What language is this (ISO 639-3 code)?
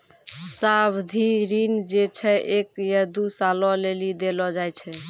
mai